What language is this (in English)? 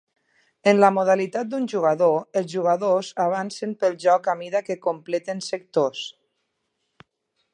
Catalan